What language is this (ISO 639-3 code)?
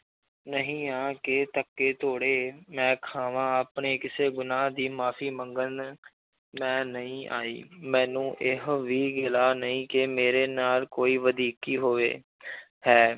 pan